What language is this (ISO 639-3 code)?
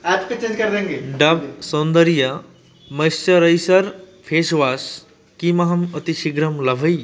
san